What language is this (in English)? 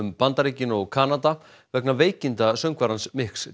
Icelandic